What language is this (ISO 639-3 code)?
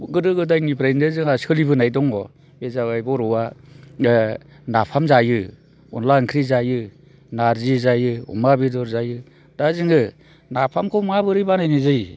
brx